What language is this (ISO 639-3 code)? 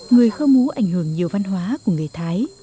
vie